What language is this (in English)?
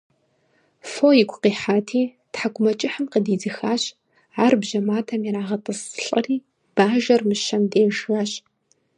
Kabardian